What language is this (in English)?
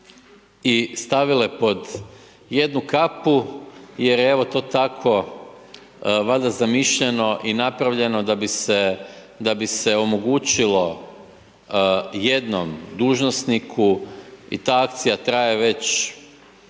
Croatian